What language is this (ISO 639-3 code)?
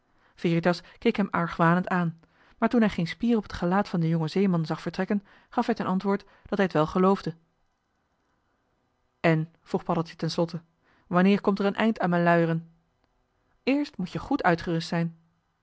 nld